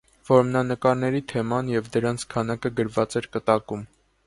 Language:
Armenian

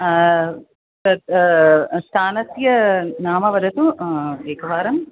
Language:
Sanskrit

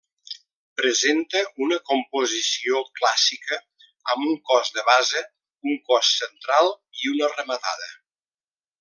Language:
Catalan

